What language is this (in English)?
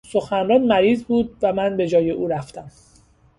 Persian